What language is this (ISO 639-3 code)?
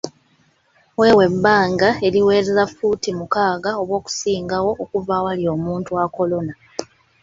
lug